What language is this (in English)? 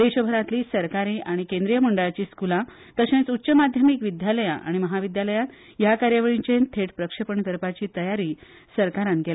Konkani